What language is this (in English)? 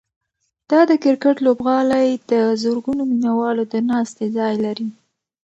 Pashto